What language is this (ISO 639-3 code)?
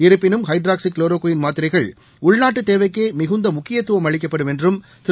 tam